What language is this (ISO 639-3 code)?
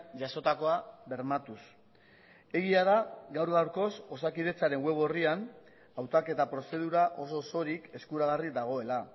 eus